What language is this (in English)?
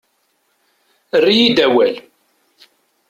Kabyle